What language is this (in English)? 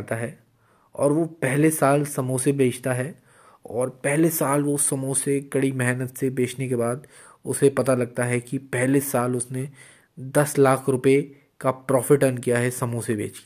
Hindi